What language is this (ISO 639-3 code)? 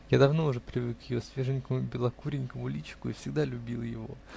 rus